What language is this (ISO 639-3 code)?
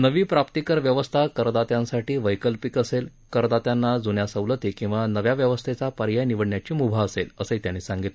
mar